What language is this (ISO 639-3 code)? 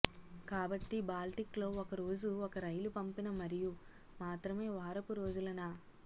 tel